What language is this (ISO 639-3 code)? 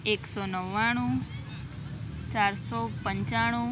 guj